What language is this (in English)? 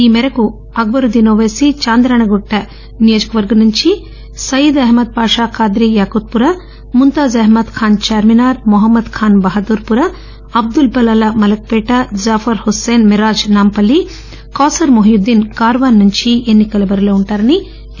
Telugu